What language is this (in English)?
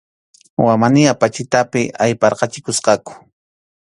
Arequipa-La Unión Quechua